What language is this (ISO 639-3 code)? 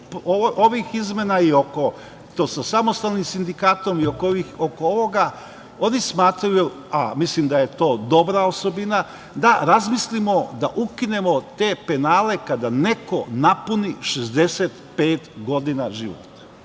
srp